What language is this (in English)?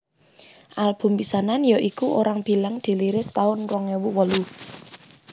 Javanese